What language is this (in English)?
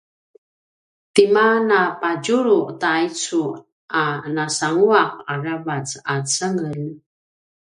Paiwan